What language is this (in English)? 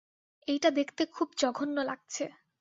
Bangla